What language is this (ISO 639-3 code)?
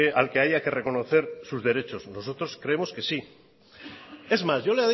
spa